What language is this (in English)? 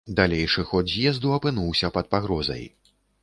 Belarusian